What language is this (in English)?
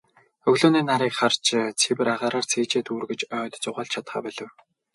Mongolian